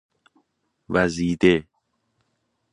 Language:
Persian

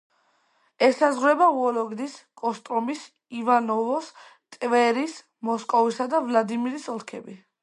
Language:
Georgian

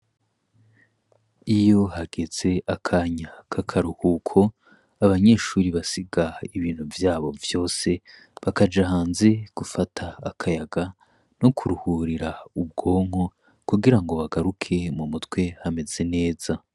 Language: Rundi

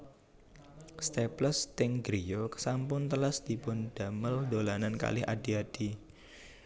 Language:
Javanese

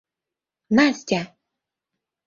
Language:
Mari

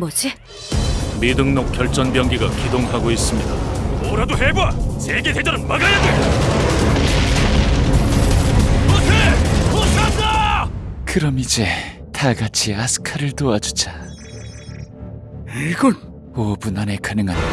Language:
Korean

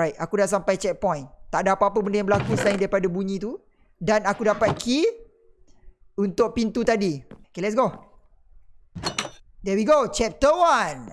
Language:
Malay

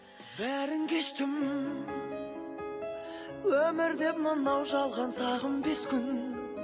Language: Kazakh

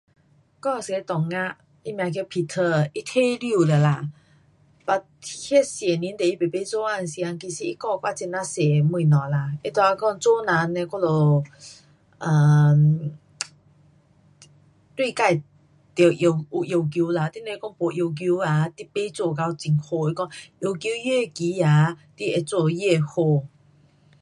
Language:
Pu-Xian Chinese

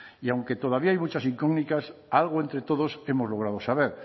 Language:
Spanish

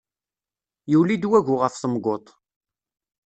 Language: Kabyle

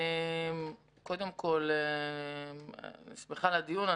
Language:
Hebrew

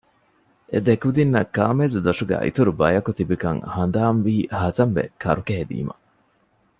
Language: Divehi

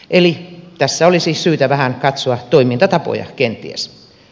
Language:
Finnish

